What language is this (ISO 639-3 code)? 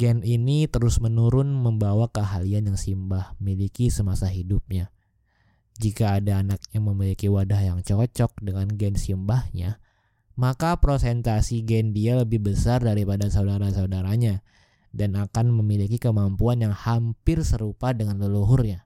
ind